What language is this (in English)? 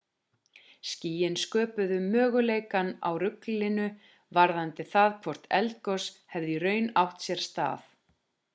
Icelandic